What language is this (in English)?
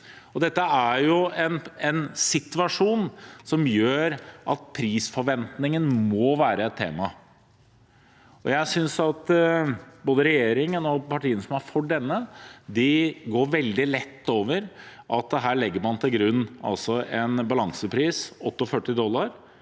Norwegian